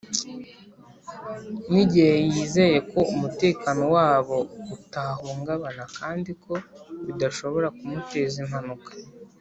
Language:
Kinyarwanda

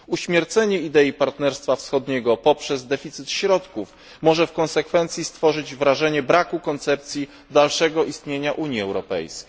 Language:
Polish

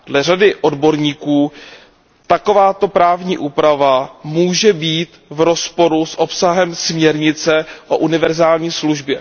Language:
Czech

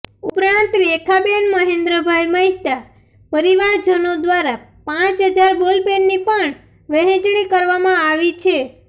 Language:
Gujarati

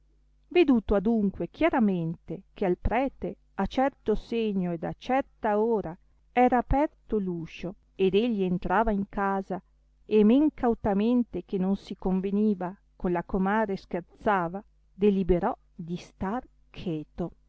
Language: Italian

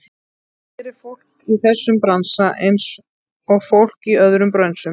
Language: Icelandic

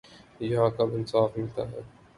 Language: Urdu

